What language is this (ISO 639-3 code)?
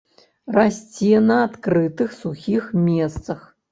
bel